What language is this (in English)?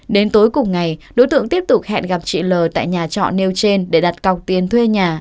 Vietnamese